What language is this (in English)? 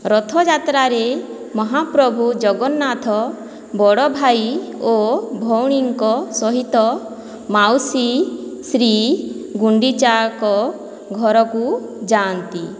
Odia